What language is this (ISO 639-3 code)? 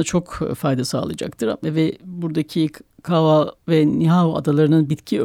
tur